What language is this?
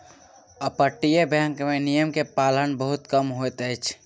Maithili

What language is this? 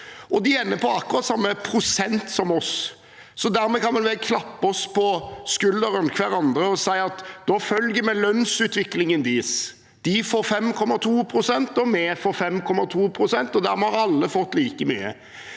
Norwegian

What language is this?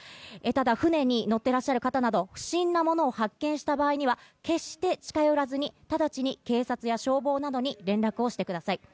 Japanese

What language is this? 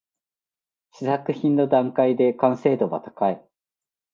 Japanese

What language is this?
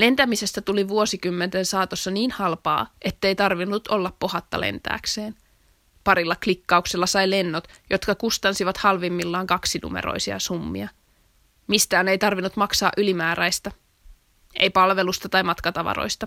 Finnish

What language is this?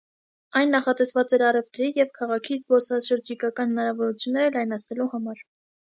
Armenian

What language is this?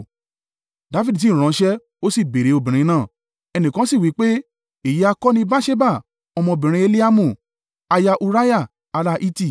Yoruba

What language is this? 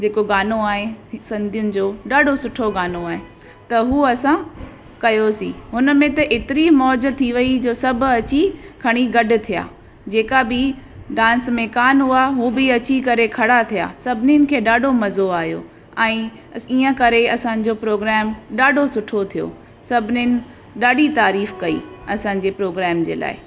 Sindhi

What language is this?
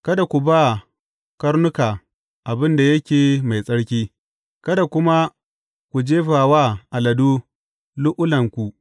Hausa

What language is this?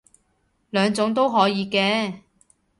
Cantonese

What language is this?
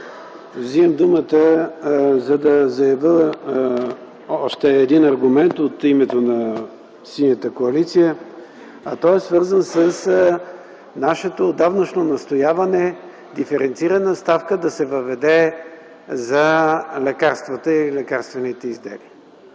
Bulgarian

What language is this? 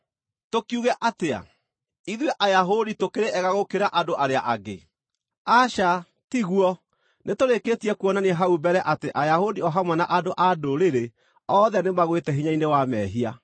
Kikuyu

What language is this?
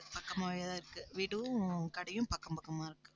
Tamil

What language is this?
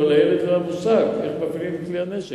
Hebrew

